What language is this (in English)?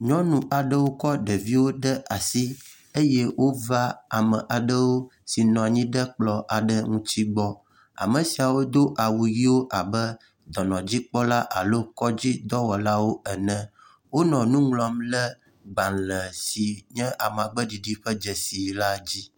Ewe